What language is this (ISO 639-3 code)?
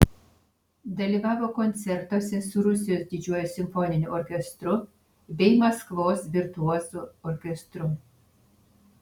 lit